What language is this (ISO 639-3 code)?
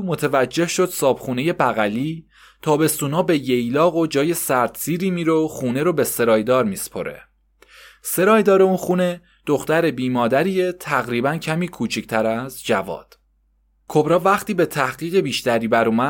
fas